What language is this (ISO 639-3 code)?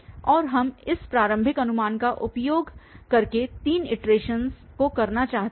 hin